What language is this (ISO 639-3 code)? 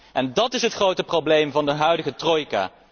nld